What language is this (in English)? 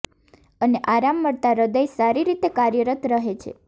Gujarati